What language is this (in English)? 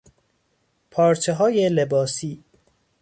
Persian